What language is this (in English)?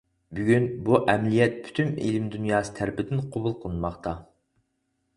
Uyghur